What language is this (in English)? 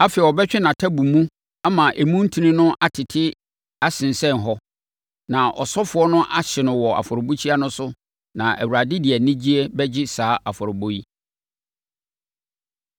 Akan